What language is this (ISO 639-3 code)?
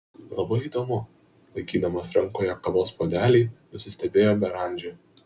lit